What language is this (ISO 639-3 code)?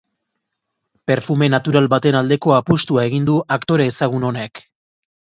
eus